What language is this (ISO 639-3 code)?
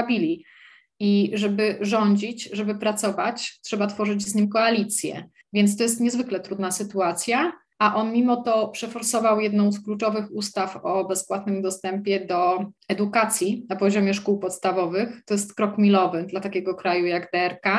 pol